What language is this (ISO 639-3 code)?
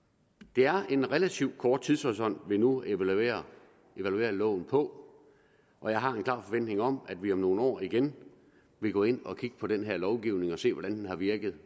dan